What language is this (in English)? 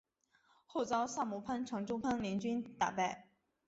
Chinese